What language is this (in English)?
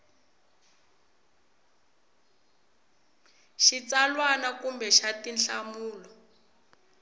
Tsonga